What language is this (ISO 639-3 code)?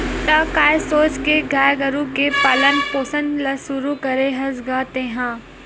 hne